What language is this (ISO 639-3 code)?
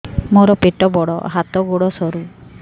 ori